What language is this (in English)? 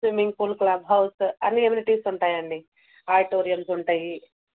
Telugu